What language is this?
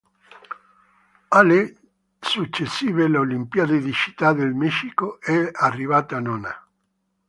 Italian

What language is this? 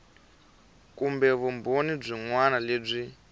Tsonga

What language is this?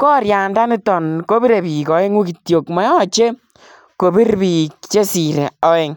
Kalenjin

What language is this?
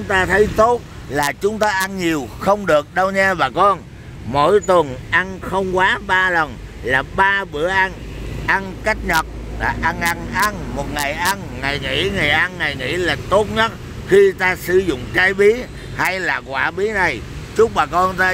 Vietnamese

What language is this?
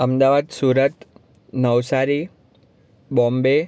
Gujarati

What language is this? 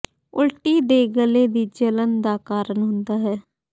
Punjabi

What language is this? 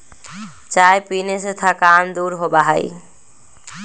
Magahi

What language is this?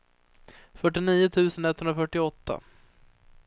Swedish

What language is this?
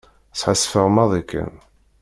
Kabyle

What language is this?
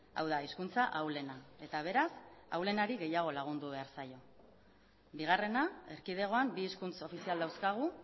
Basque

